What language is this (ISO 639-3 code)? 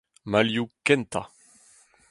bre